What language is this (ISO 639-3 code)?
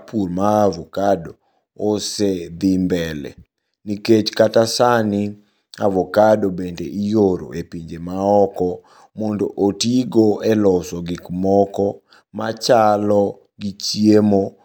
luo